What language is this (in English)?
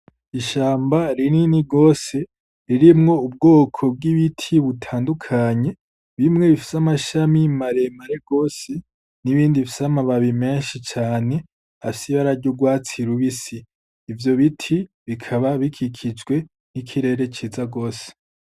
Rundi